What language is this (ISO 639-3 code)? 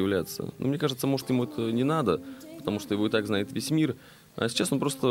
rus